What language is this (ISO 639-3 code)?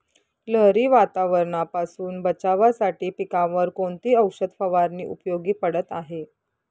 mar